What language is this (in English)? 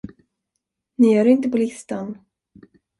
Swedish